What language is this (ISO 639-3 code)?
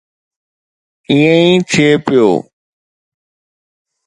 snd